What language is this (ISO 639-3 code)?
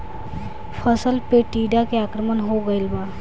bho